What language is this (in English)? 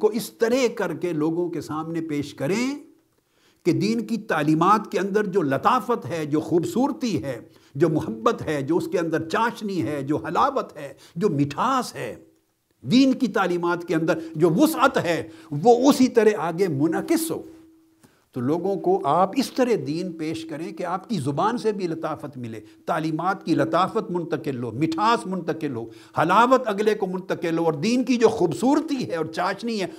Urdu